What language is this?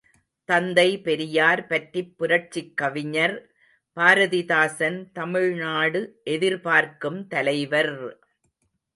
Tamil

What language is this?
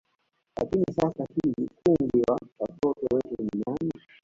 Swahili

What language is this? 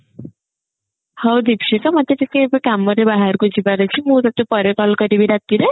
Odia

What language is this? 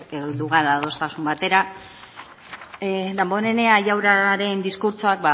Basque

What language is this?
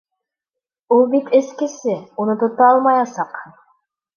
Bashkir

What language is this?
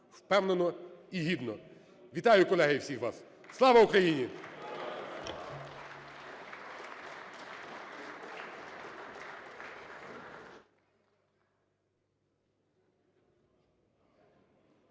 Ukrainian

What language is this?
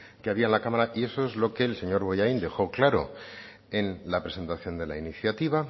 Spanish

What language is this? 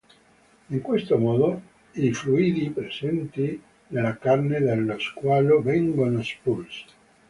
Italian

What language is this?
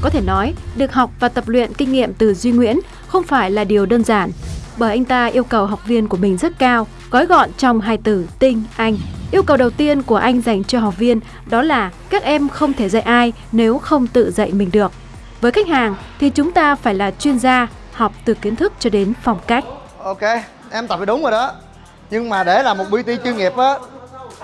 Vietnamese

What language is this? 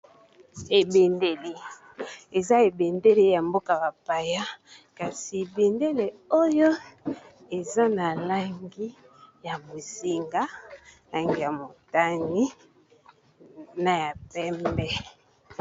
Lingala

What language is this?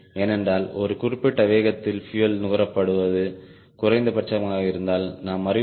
Tamil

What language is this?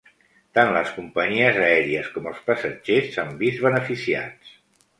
Catalan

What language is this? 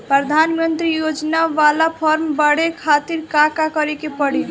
Bhojpuri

